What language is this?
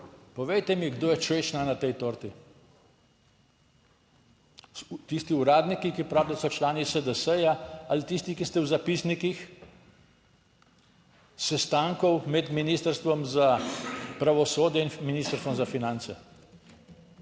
Slovenian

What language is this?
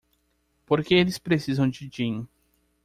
Portuguese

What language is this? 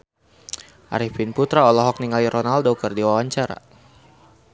Sundanese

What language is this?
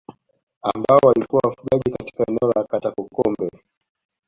Swahili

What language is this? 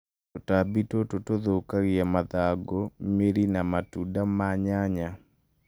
Kikuyu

